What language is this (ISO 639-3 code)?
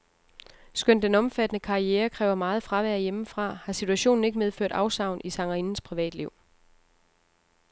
dan